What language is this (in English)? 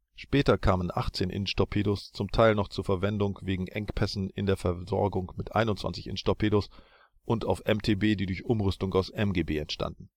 German